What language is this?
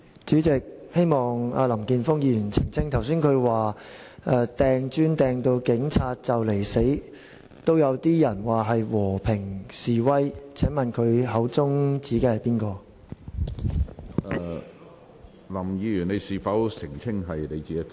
Cantonese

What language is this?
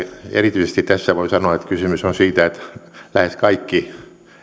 Finnish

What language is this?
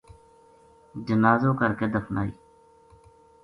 Gujari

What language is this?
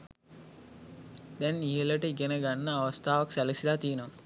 Sinhala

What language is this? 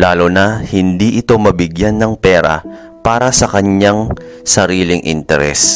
Filipino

